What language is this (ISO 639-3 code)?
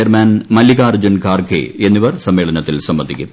mal